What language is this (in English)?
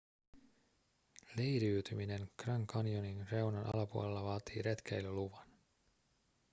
Finnish